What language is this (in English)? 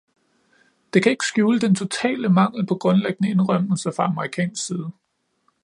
Danish